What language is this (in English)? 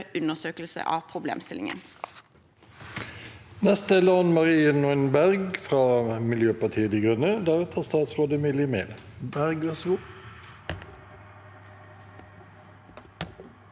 Norwegian